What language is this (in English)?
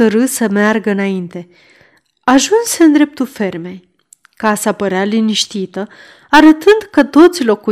Romanian